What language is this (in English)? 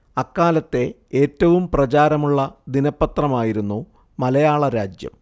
Malayalam